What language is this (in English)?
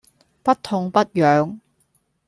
Cantonese